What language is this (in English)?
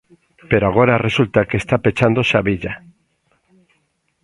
Galician